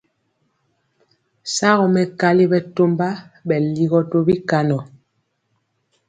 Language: Mpiemo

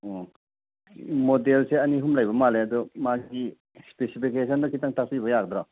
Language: Manipuri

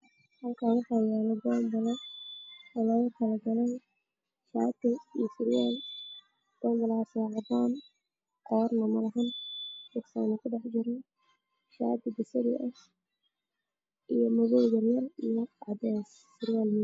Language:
Somali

